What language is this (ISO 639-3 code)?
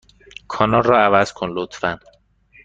fas